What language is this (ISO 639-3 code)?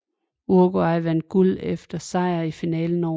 dan